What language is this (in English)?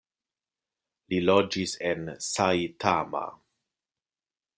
Esperanto